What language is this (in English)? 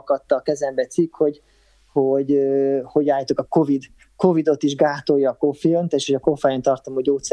Hungarian